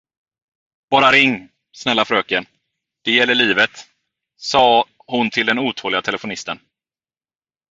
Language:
Swedish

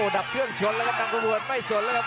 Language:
Thai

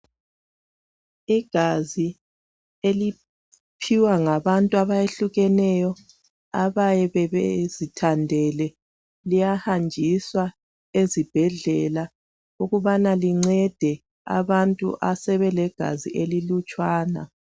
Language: North Ndebele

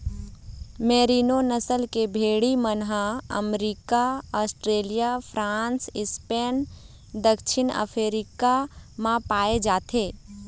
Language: Chhattisgarhi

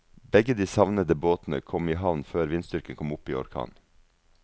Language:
Norwegian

